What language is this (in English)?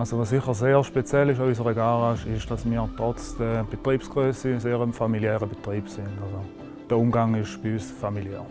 German